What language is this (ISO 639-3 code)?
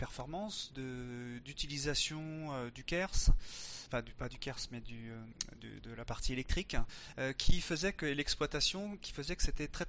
fra